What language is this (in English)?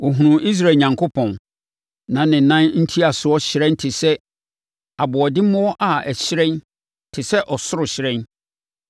Akan